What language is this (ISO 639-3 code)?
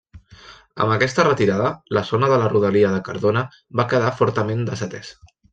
cat